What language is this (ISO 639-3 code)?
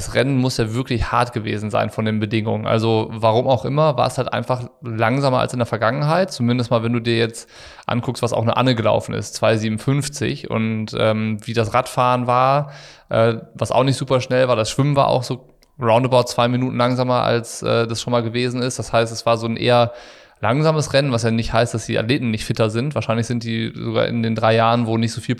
deu